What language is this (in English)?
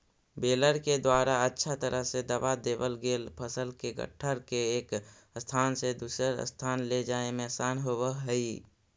Magahi